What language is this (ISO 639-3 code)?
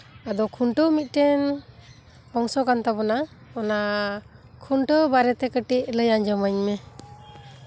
sat